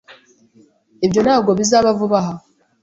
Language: Kinyarwanda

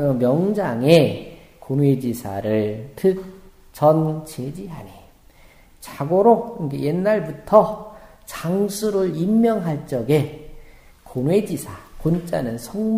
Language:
Korean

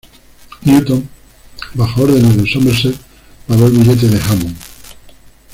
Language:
Spanish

